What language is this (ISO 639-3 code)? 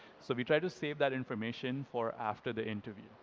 eng